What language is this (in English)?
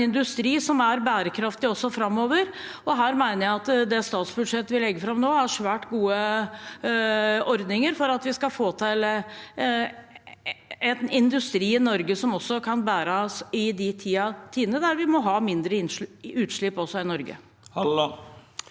Norwegian